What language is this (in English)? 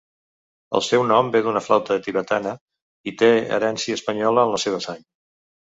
Catalan